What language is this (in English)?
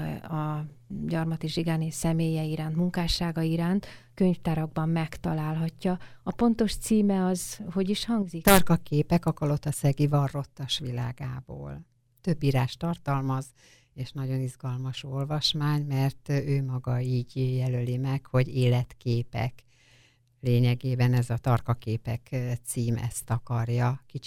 Hungarian